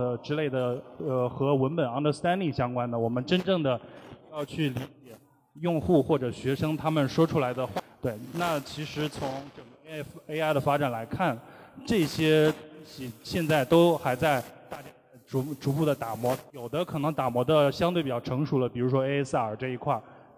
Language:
Chinese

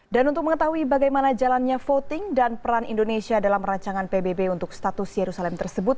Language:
Indonesian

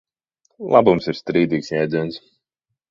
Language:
Latvian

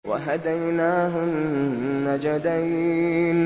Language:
Arabic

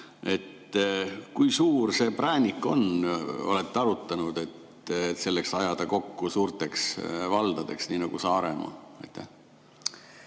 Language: Estonian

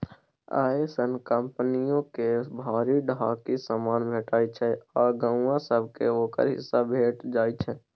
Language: Maithili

